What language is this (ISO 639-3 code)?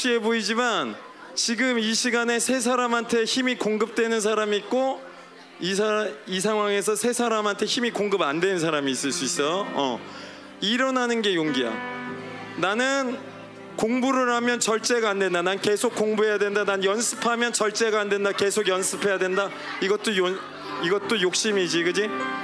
kor